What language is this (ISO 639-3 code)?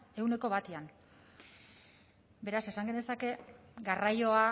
eus